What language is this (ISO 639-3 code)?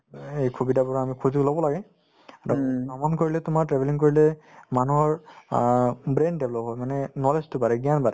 asm